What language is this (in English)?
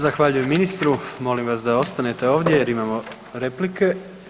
Croatian